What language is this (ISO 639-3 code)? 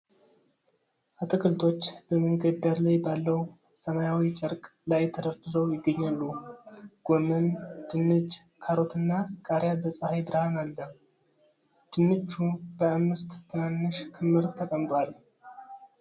amh